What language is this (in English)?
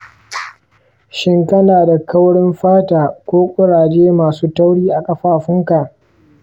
Hausa